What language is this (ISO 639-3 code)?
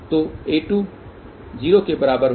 hin